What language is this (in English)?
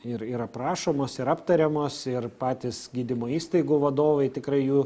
Lithuanian